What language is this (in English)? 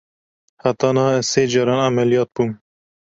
Kurdish